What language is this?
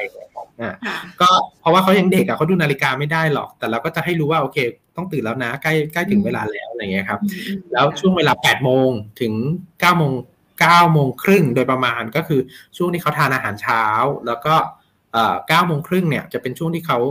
Thai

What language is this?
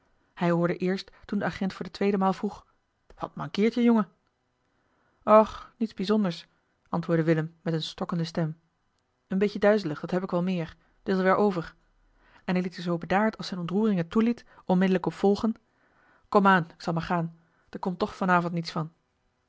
Dutch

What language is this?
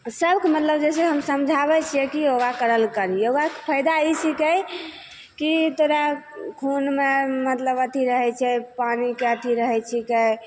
Maithili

